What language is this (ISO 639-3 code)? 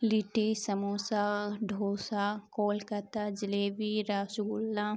urd